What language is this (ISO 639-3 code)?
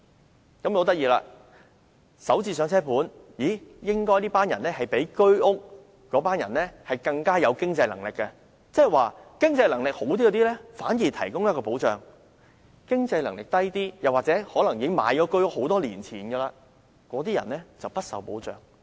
yue